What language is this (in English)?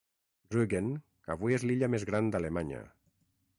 Catalan